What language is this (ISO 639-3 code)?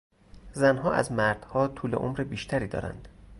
fas